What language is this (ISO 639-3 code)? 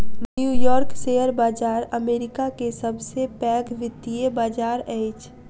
mai